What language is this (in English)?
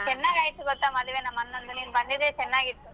Kannada